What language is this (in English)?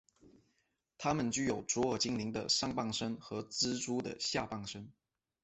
Chinese